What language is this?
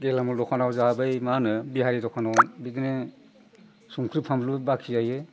Bodo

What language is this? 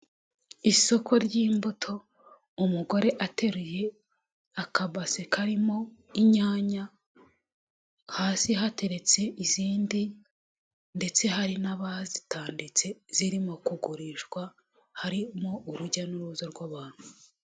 Kinyarwanda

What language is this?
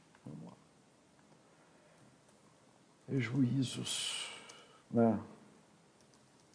Portuguese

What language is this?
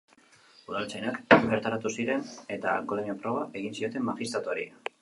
Basque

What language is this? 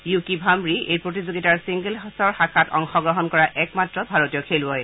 Assamese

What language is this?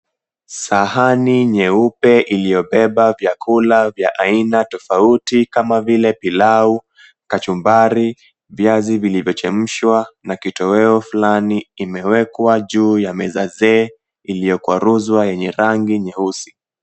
Swahili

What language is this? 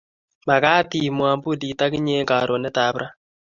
Kalenjin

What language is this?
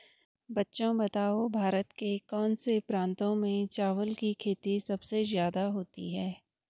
Hindi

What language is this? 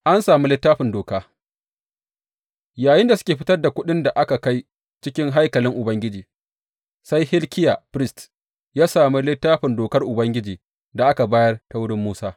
Hausa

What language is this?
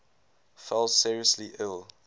English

